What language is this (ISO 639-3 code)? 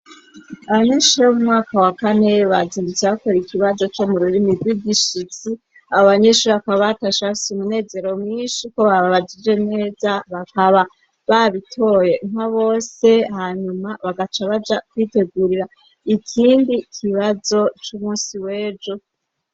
run